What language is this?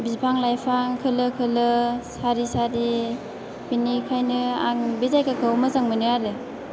Bodo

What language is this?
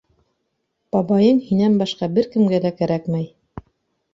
Bashkir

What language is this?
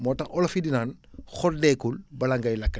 Wolof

